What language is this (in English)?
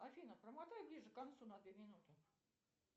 Russian